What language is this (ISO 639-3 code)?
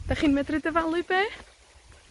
cym